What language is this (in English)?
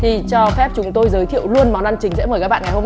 Vietnamese